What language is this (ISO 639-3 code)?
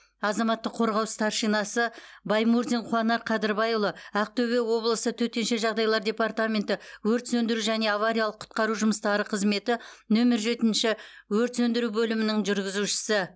kaz